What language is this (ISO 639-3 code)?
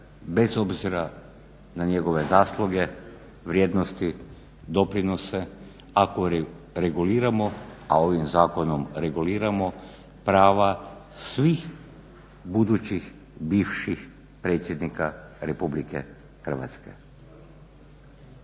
hrv